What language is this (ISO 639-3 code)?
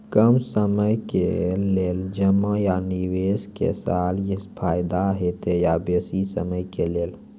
mai